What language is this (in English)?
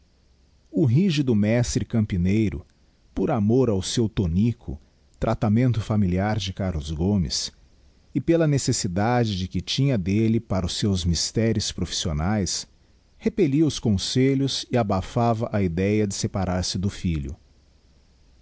Portuguese